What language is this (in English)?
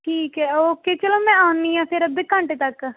Punjabi